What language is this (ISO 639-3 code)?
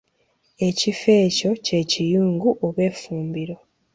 lug